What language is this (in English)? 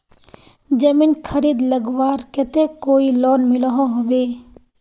Magahi